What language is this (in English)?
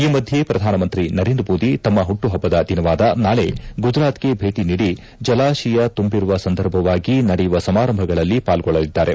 Kannada